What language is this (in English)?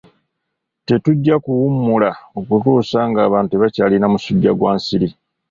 Ganda